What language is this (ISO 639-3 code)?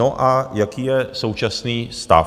ces